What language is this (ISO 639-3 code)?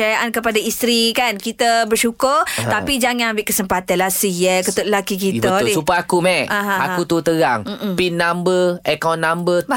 msa